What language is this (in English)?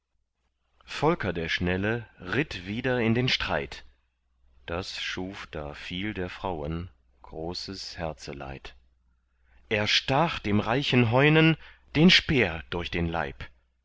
German